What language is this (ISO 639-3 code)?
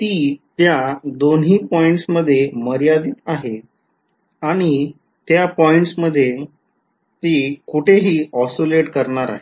mar